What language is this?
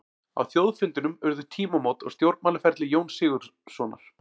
Icelandic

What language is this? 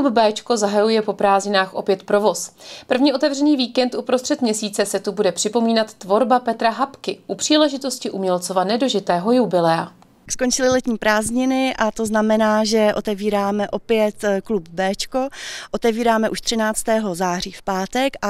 Czech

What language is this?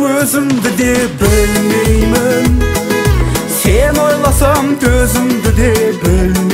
Turkish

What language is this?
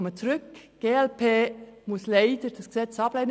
Swiss German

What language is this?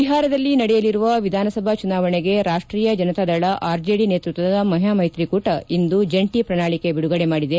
Kannada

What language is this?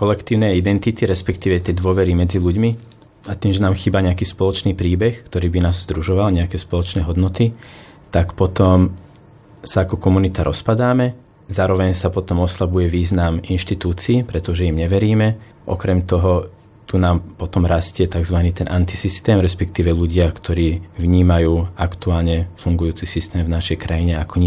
Slovak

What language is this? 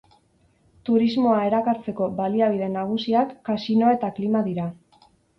Basque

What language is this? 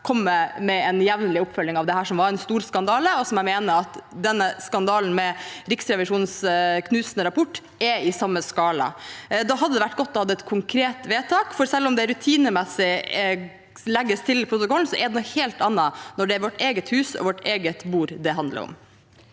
Norwegian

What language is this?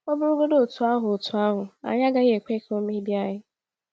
Igbo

